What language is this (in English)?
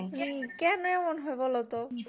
Bangla